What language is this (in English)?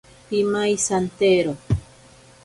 Ashéninka Perené